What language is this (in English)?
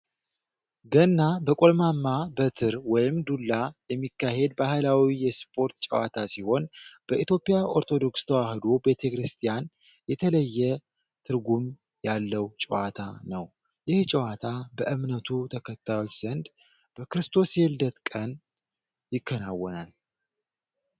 Amharic